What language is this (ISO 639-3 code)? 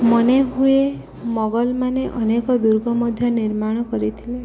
ori